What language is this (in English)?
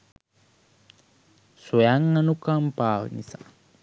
Sinhala